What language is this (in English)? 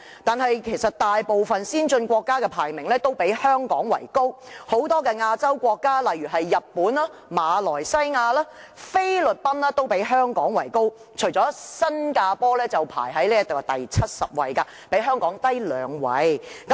Cantonese